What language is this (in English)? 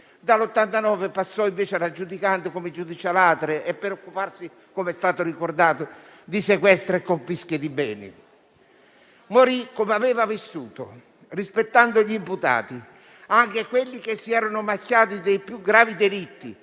Italian